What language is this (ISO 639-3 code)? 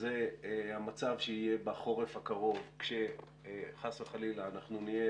heb